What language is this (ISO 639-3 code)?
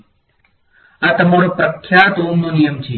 guj